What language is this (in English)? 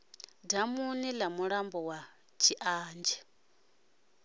Venda